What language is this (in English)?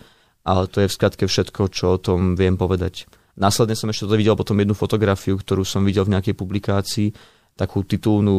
Slovak